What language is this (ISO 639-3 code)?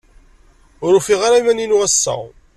kab